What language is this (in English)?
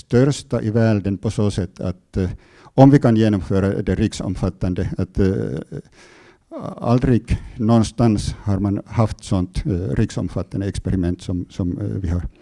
Swedish